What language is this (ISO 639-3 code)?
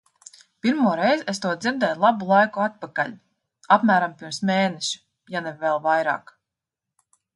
lav